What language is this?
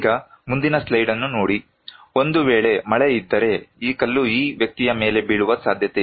Kannada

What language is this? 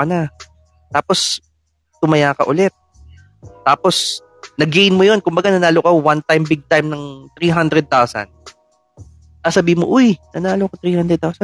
Filipino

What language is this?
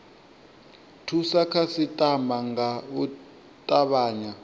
Venda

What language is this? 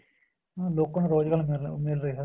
Punjabi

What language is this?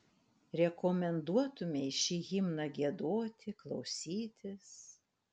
Lithuanian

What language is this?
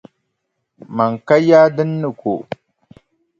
Dagbani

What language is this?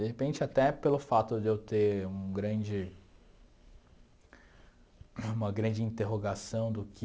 Portuguese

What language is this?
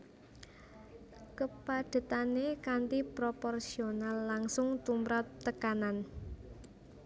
Javanese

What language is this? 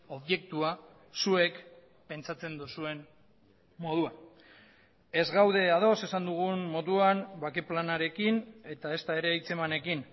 Basque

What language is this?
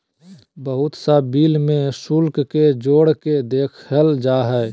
Magahi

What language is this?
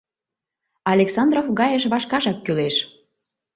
Mari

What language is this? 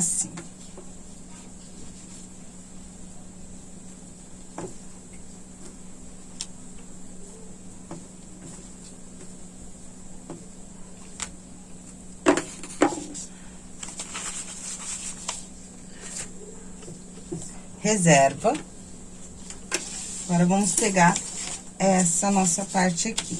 Portuguese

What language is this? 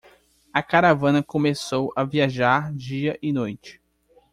Portuguese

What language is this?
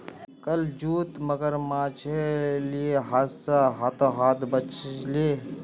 Magahi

